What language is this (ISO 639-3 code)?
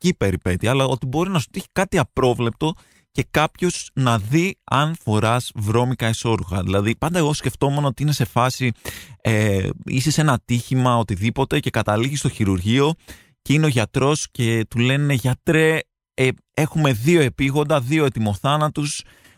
ell